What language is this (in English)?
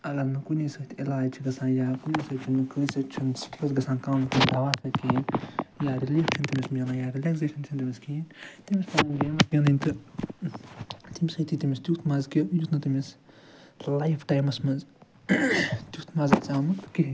Kashmiri